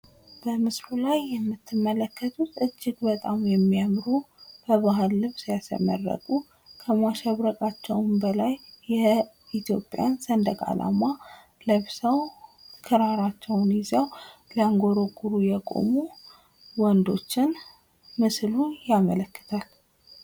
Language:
Amharic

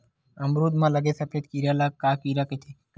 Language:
Chhattisgarhi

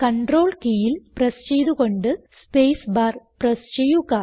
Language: Malayalam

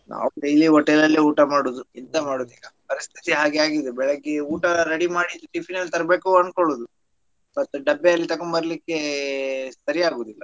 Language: Kannada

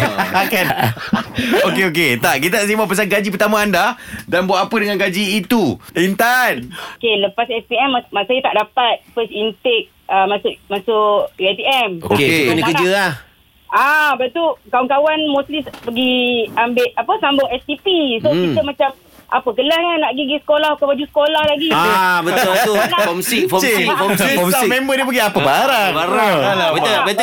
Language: Malay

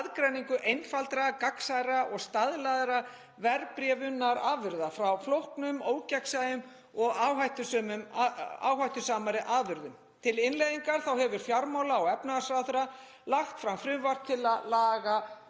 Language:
Icelandic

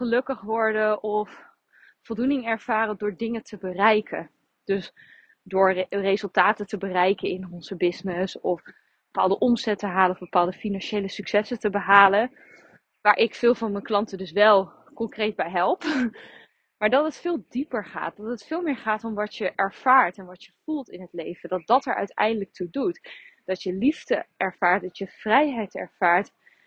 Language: Dutch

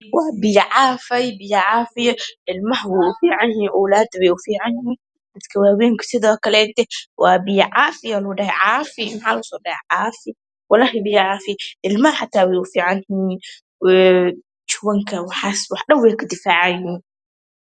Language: Somali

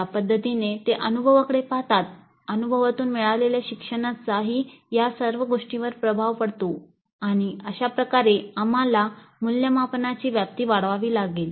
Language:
Marathi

